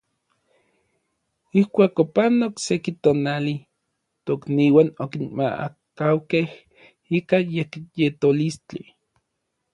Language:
Orizaba Nahuatl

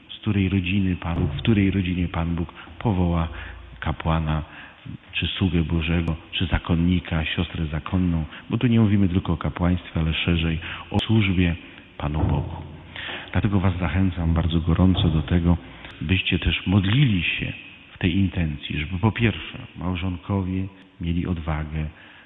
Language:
Polish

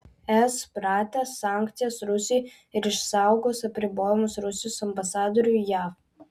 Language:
Lithuanian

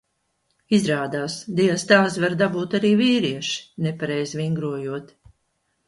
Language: Latvian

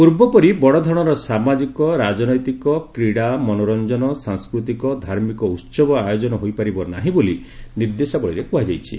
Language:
Odia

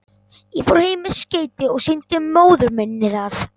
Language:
Icelandic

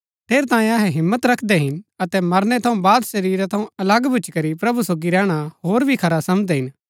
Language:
Gaddi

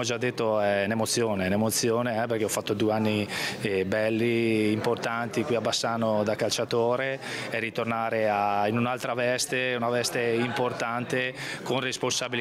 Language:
Italian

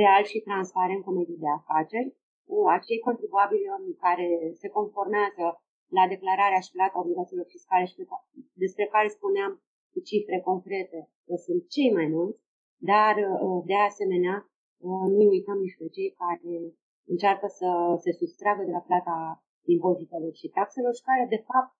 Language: Romanian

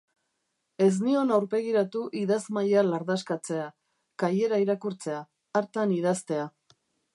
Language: Basque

